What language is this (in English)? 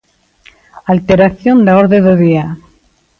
Galician